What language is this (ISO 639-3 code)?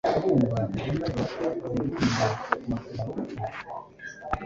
kin